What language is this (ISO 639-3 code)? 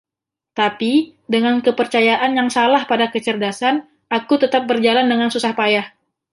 ind